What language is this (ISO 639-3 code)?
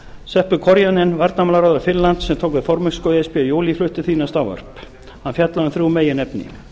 isl